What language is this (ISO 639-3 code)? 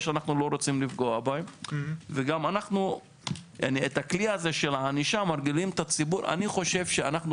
heb